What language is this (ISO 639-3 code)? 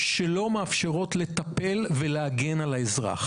heb